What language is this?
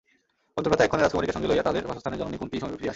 Bangla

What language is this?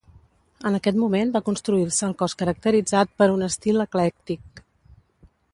Catalan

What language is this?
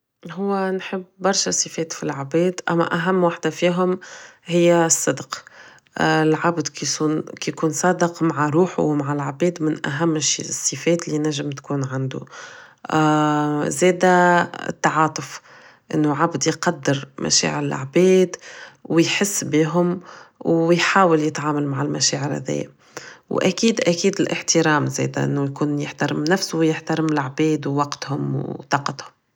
Tunisian Arabic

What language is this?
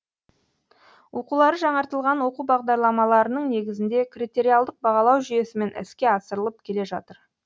Kazakh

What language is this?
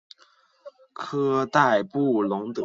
Chinese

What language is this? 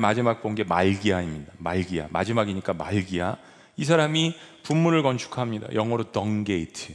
Korean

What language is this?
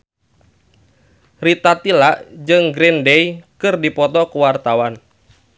Sundanese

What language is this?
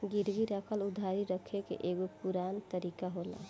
Bhojpuri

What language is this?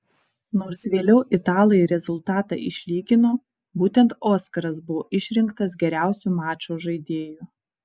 Lithuanian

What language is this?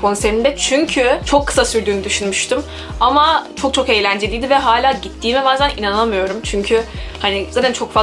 Turkish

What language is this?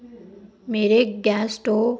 Punjabi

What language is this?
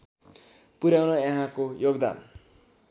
Nepali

